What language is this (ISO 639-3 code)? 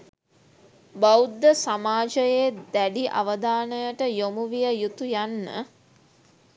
sin